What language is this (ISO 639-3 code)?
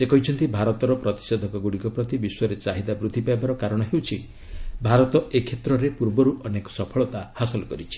ori